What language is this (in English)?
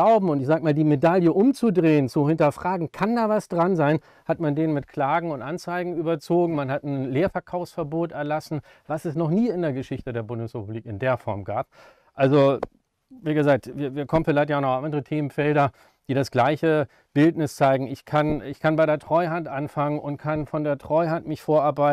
German